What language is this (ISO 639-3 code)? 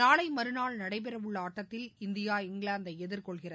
tam